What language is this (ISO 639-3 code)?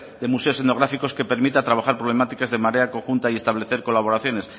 spa